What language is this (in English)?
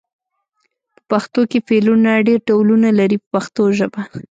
Pashto